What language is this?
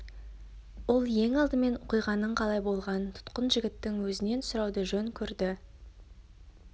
Kazakh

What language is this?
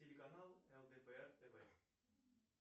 Russian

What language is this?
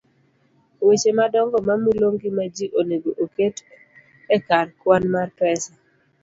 Luo (Kenya and Tanzania)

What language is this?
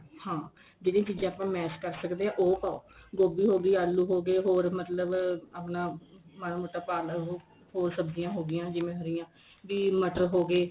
Punjabi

